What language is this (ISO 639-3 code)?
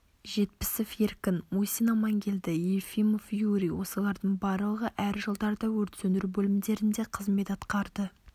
kaz